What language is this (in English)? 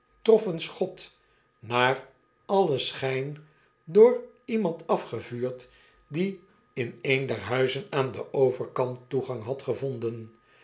Dutch